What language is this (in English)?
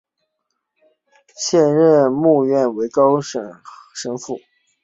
Chinese